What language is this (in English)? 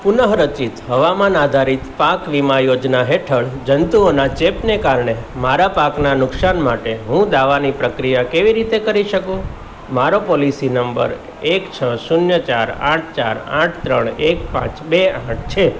Gujarati